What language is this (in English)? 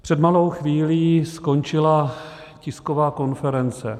Czech